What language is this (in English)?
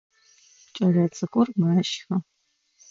Adyghe